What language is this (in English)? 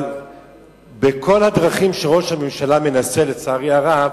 Hebrew